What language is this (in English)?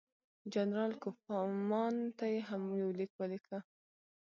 Pashto